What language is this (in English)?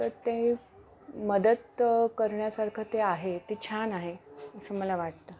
Marathi